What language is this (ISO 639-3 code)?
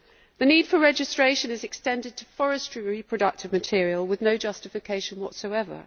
eng